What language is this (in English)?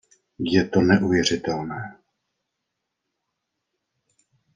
Czech